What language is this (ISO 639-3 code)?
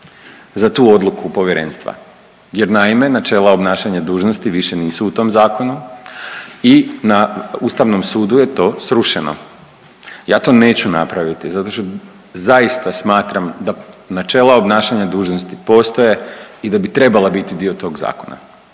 hrv